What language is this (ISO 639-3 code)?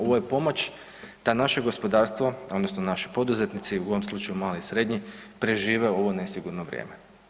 hrv